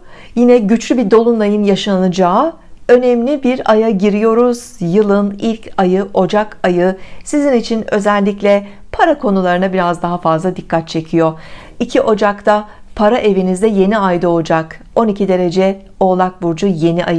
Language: Turkish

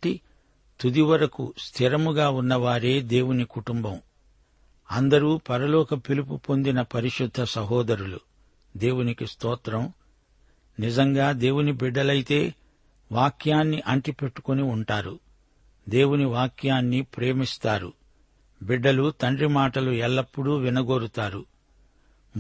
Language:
Telugu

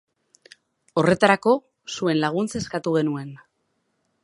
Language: Basque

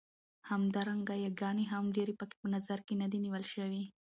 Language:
Pashto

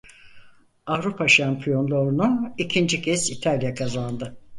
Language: Turkish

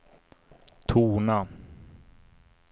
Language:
Swedish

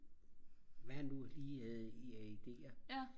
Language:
Danish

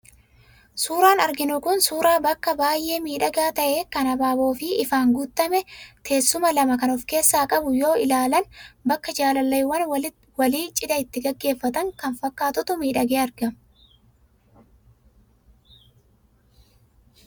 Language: Oromo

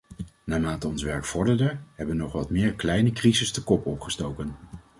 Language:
Dutch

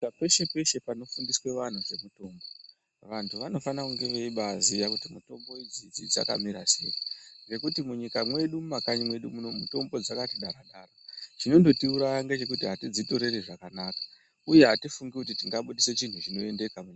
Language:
Ndau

